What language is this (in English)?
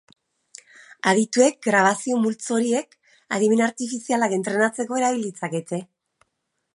Basque